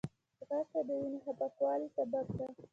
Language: Pashto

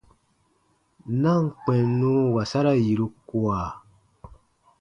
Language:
Baatonum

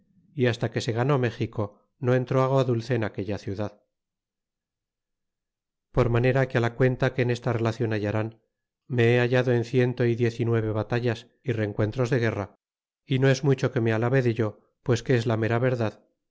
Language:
Spanish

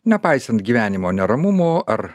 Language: Lithuanian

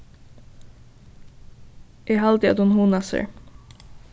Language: Faroese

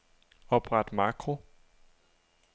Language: Danish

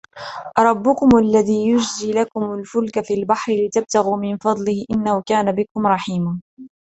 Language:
Arabic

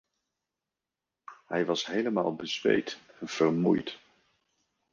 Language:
Dutch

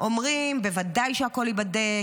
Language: Hebrew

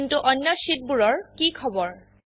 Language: Assamese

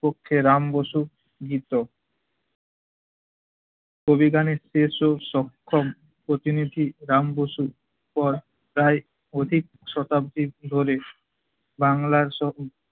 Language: Bangla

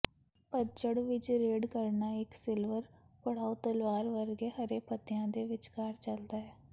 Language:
Punjabi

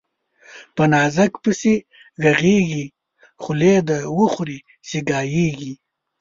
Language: Pashto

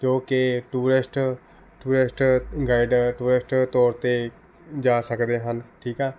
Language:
Punjabi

